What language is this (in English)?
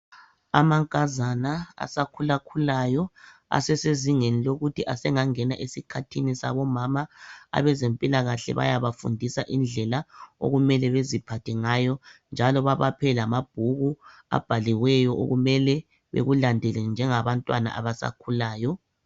North Ndebele